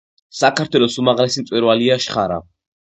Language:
Georgian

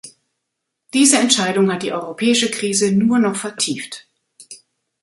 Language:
German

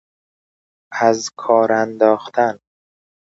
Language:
Persian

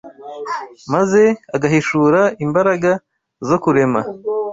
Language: Kinyarwanda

